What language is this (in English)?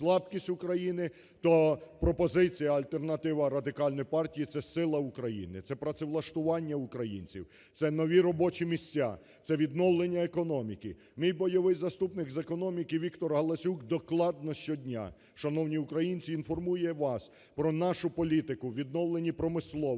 Ukrainian